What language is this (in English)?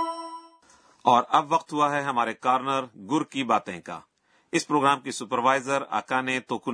Urdu